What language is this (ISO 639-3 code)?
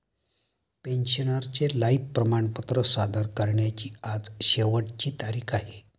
mar